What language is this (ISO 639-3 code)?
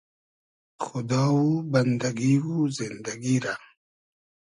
haz